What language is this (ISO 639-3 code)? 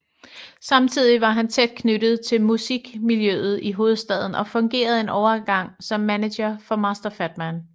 dan